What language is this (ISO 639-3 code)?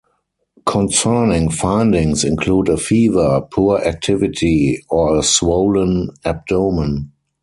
eng